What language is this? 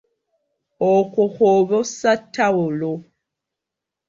Ganda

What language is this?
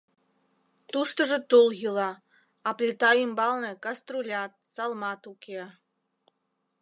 Mari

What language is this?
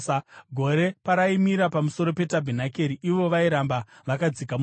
Shona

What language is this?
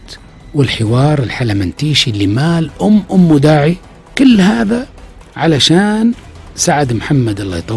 Arabic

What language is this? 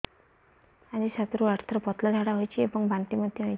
Odia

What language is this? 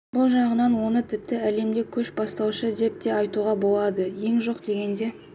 Kazakh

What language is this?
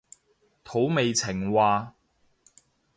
Cantonese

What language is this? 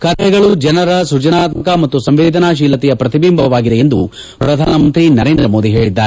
Kannada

